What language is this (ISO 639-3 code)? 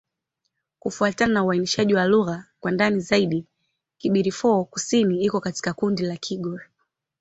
swa